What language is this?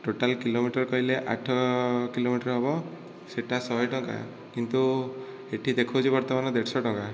Odia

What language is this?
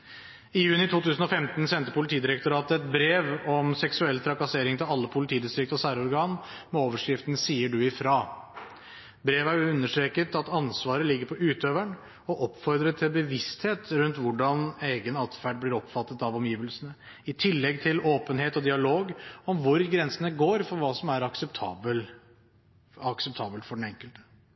Norwegian Bokmål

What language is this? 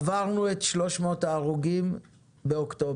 Hebrew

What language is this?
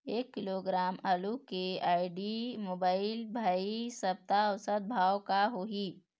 Chhattisgarhi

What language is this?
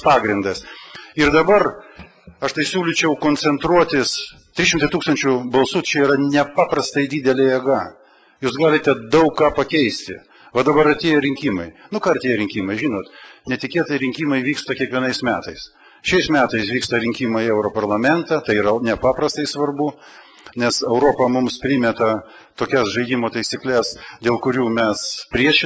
Lithuanian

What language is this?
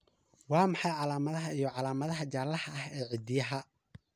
Somali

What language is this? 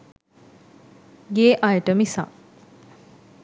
Sinhala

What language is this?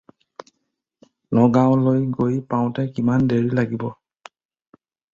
Assamese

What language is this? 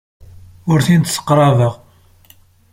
Kabyle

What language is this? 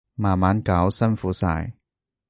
Cantonese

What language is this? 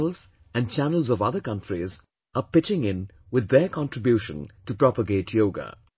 English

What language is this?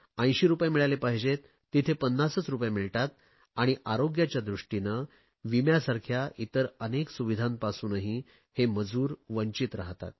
Marathi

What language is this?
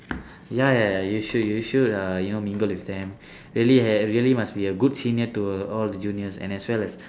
English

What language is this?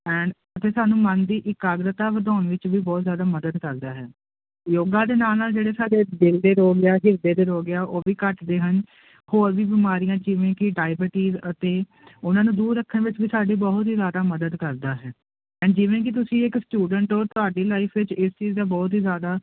Punjabi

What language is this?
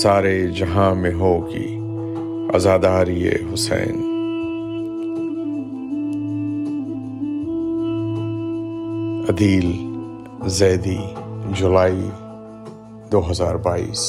Urdu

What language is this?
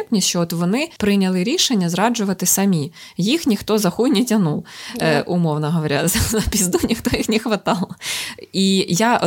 Ukrainian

